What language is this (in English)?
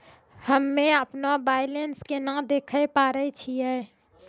Maithili